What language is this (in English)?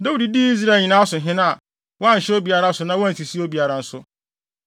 Akan